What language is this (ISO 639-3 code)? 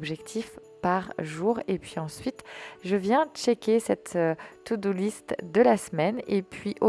fra